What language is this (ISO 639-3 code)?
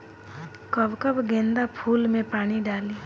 bho